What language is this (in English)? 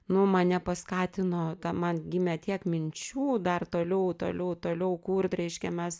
Lithuanian